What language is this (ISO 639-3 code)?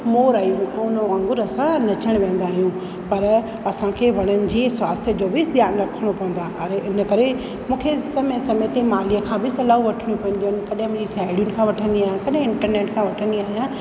snd